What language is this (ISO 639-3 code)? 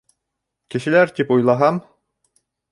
bak